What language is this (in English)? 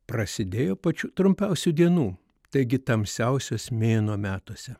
Lithuanian